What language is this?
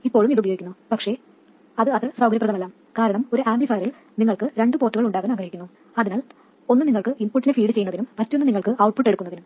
Malayalam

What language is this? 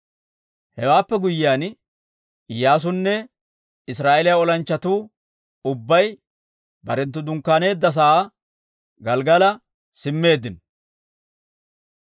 Dawro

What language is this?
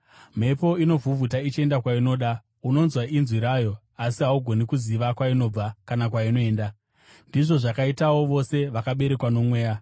Shona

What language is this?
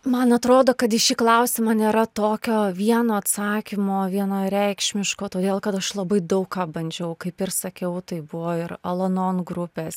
Lithuanian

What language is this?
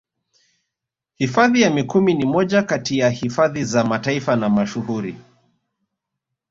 Swahili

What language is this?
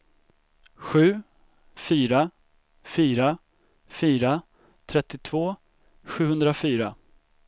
Swedish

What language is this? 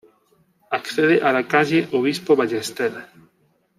Spanish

